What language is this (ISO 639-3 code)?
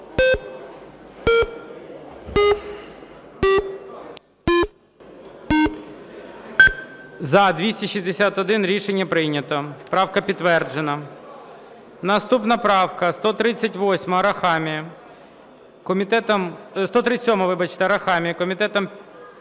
ukr